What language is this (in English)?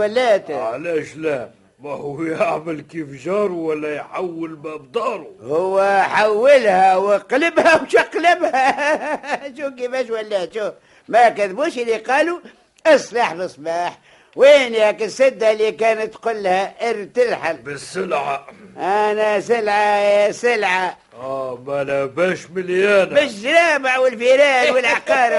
Arabic